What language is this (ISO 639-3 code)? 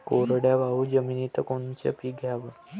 mar